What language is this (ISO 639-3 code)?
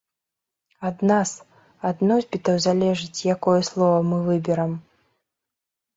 bel